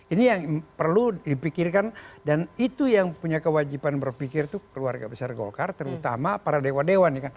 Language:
Indonesian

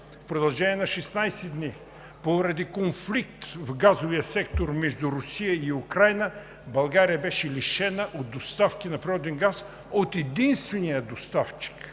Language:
Bulgarian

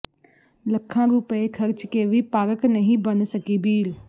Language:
Punjabi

